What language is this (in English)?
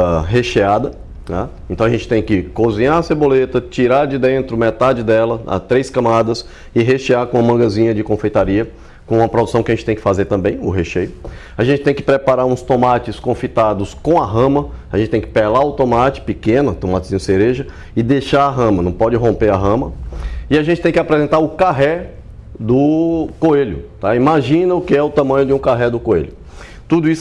Portuguese